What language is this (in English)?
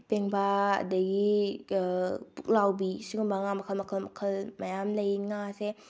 Manipuri